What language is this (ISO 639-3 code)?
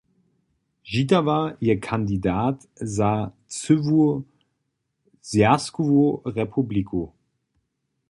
hsb